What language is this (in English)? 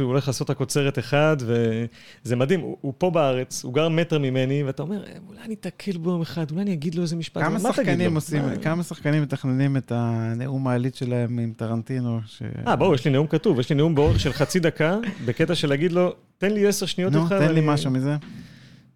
Hebrew